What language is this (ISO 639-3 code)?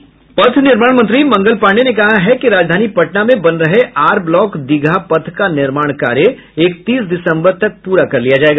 hin